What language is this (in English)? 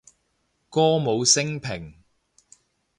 Cantonese